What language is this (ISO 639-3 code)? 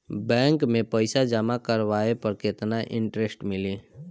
bho